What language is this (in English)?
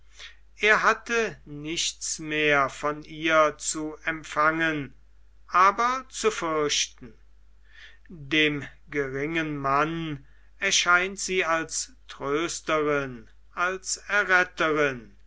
German